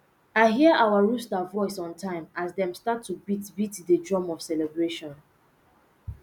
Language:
Nigerian Pidgin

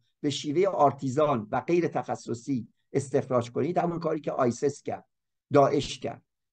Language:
Persian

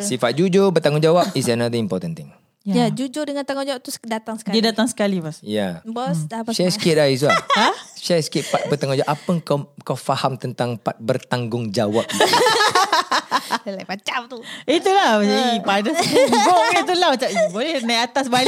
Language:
Malay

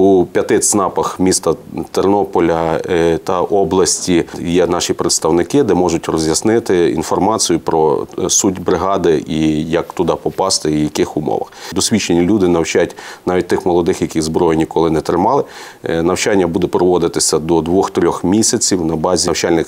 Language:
Ukrainian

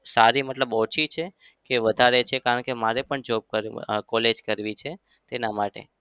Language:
Gujarati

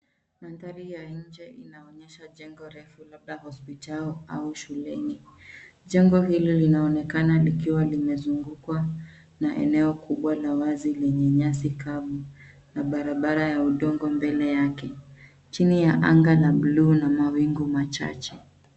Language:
Swahili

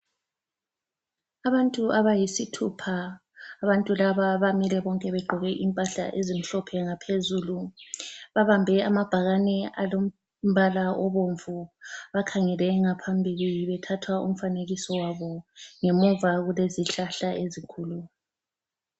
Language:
North Ndebele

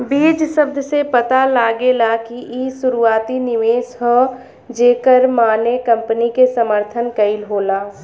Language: Bhojpuri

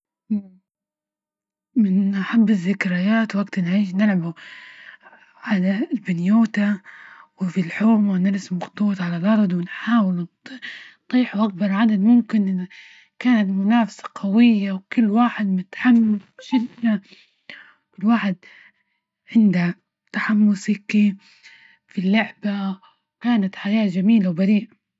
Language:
Libyan Arabic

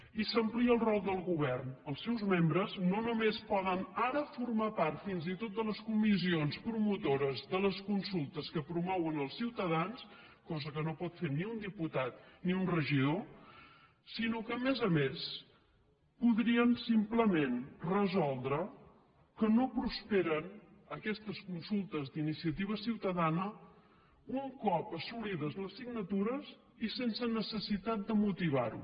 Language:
Catalan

